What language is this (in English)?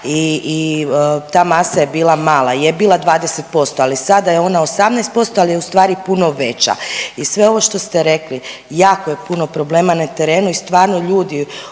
Croatian